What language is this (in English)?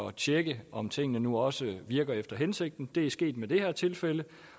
Danish